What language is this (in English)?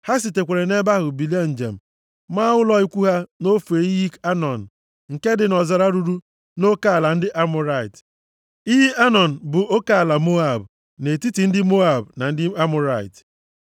Igbo